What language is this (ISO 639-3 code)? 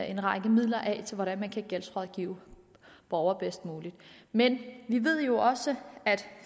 dan